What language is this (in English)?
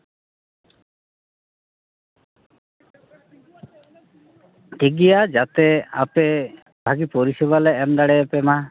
Santali